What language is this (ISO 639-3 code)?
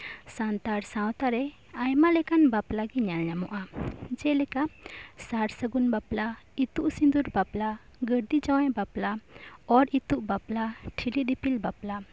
sat